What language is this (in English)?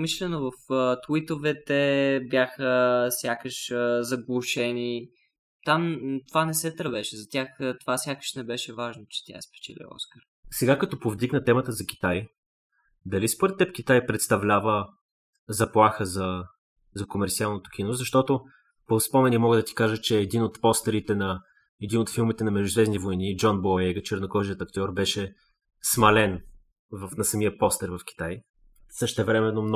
Bulgarian